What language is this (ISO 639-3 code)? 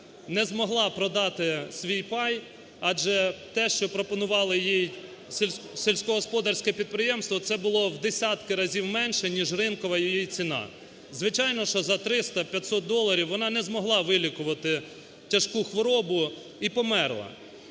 ukr